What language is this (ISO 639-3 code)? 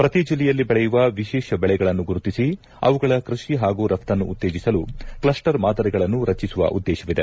kan